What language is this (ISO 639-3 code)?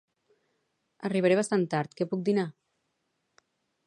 cat